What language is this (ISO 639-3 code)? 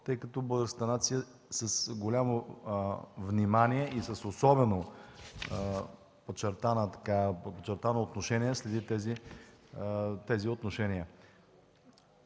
bul